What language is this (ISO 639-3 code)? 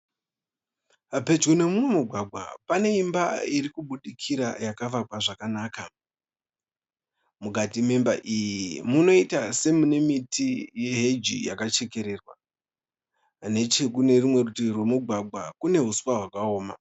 sna